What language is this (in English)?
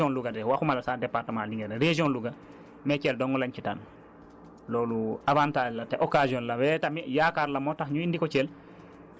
Wolof